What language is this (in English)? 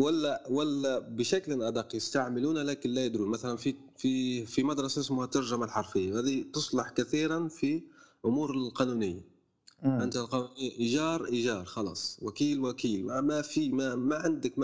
Arabic